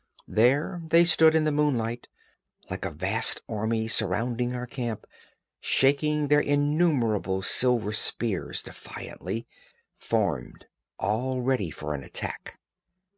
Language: English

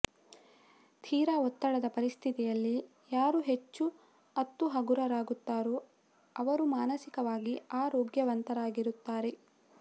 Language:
Kannada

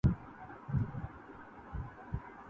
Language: Urdu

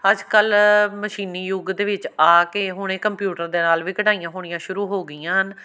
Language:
Punjabi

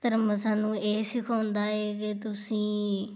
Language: Punjabi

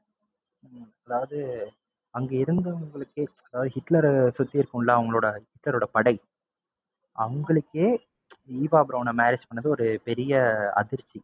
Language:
Tamil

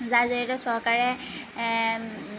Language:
Assamese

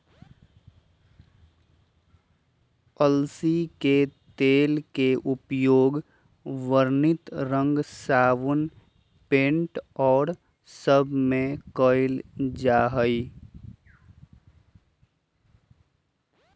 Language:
Magahi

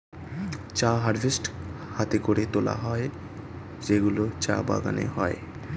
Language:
Bangla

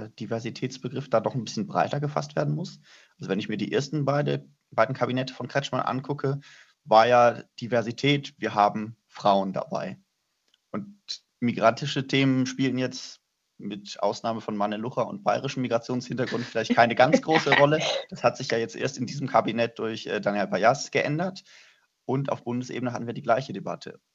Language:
German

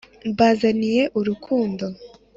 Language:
Kinyarwanda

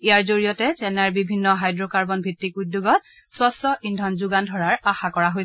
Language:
Assamese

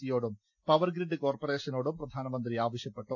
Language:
Malayalam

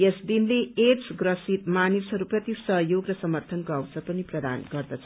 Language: Nepali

